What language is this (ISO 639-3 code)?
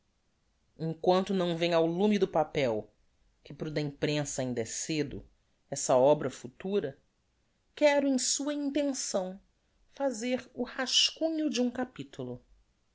por